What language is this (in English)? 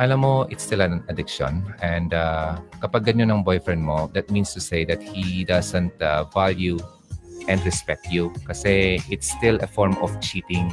Filipino